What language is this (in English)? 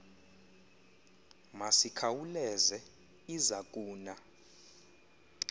Xhosa